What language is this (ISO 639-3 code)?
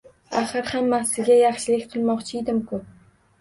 uzb